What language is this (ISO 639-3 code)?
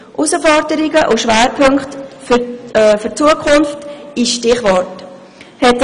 gsw